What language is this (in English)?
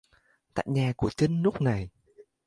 Vietnamese